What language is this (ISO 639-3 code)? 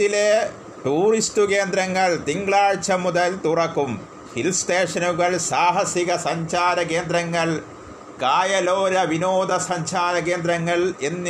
mal